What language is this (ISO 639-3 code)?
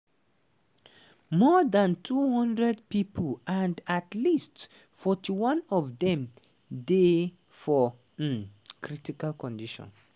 pcm